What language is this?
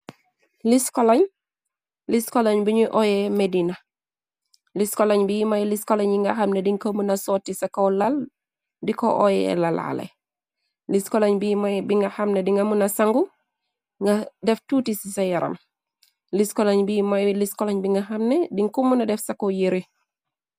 Wolof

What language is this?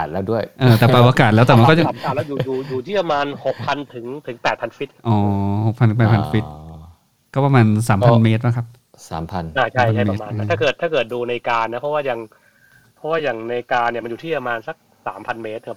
Thai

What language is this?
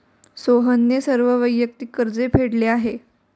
Marathi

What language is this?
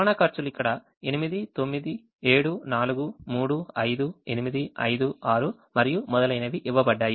Telugu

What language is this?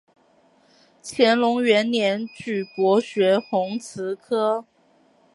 Chinese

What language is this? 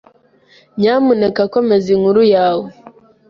Kinyarwanda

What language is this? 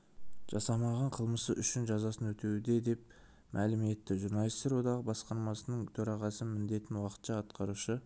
Kazakh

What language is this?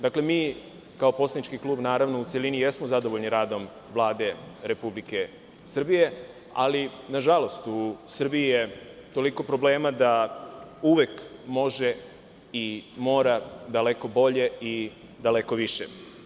Serbian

